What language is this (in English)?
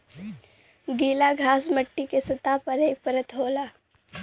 Bhojpuri